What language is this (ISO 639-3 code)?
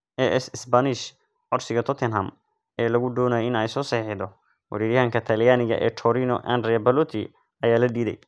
som